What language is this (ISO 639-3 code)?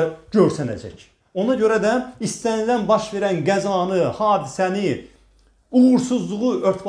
tur